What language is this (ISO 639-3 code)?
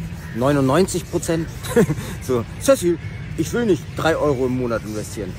deu